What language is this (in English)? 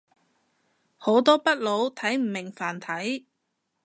Cantonese